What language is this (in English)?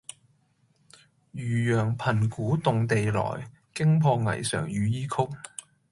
Cantonese